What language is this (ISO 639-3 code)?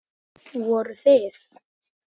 isl